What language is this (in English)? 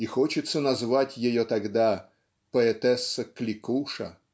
Russian